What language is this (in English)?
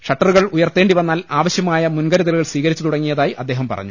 Malayalam